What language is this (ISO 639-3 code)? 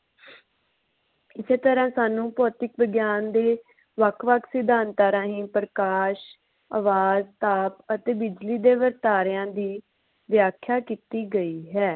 pan